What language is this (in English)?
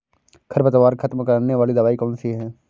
Hindi